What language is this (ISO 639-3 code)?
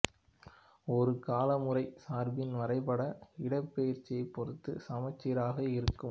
tam